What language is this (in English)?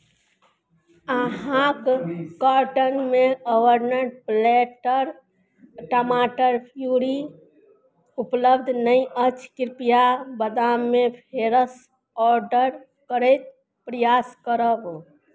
Maithili